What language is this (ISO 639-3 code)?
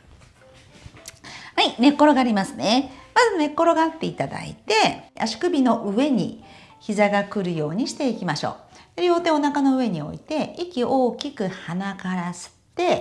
jpn